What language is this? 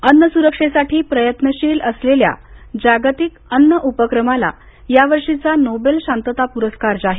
Marathi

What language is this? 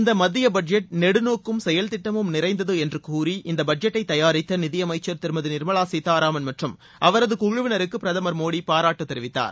Tamil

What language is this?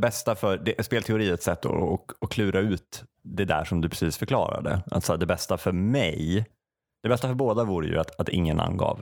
Swedish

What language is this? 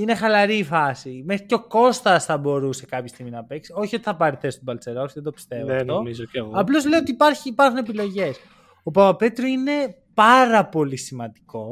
Greek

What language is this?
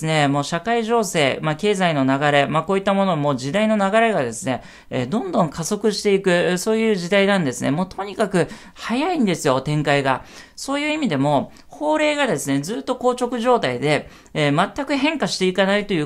Japanese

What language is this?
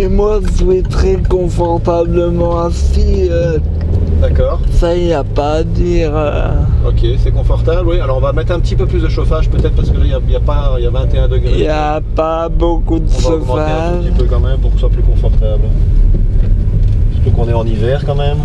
French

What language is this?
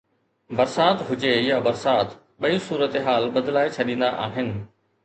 Sindhi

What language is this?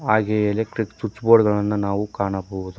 Kannada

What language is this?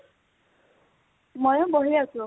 Assamese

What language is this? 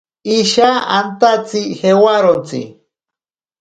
Ashéninka Perené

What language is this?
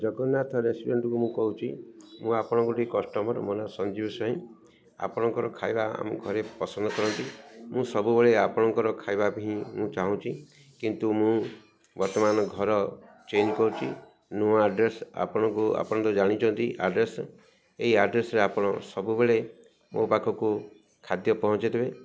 Odia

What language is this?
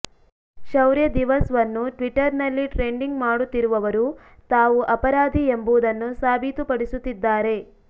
Kannada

